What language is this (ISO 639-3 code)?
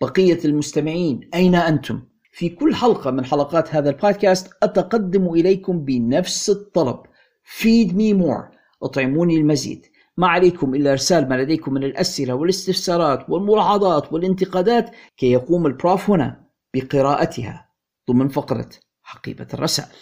ara